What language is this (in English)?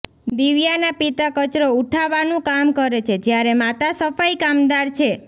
Gujarati